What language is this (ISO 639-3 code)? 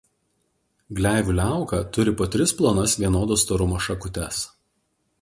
lit